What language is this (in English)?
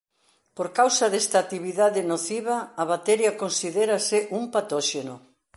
Galician